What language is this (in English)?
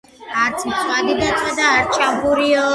Georgian